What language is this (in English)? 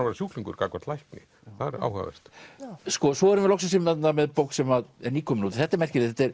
Icelandic